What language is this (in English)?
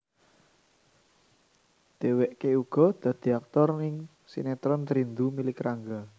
Javanese